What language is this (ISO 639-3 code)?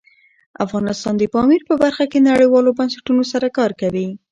pus